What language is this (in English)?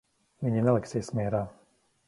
Latvian